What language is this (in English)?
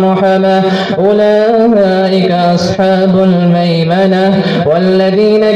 Arabic